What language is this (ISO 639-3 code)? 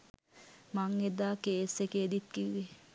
sin